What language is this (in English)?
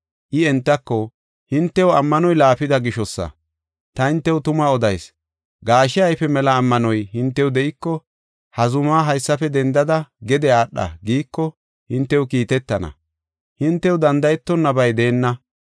Gofa